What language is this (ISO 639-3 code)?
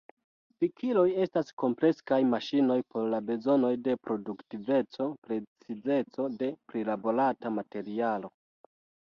epo